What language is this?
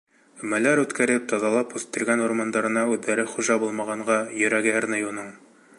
Bashkir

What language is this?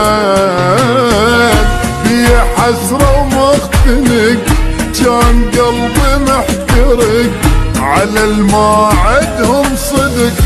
Arabic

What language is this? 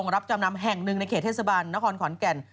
Thai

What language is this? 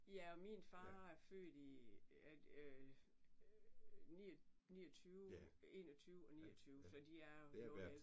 Danish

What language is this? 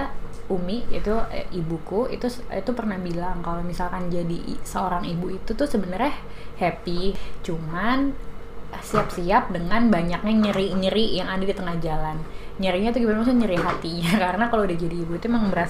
Indonesian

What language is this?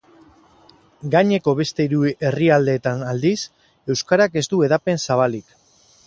Basque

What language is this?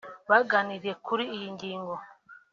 Kinyarwanda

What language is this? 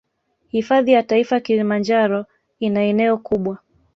Swahili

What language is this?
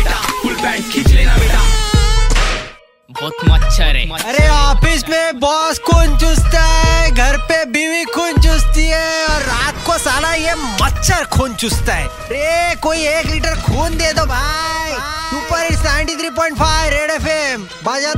Hindi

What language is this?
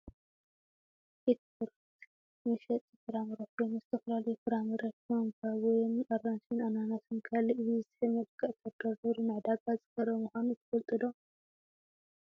Tigrinya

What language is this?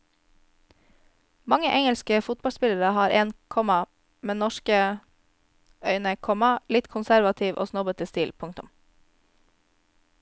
Norwegian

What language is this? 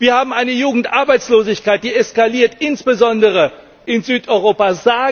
German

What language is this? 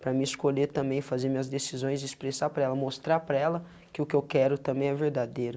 Portuguese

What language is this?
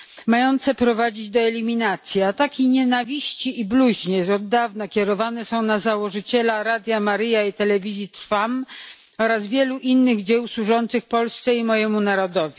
Polish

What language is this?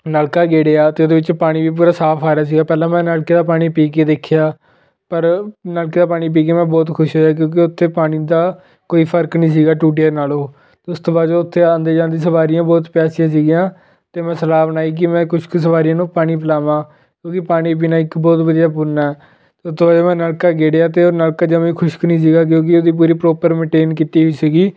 Punjabi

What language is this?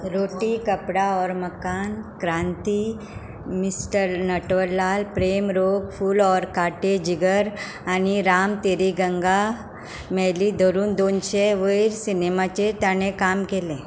Konkani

